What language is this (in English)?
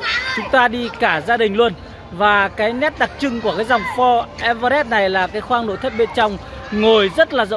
Vietnamese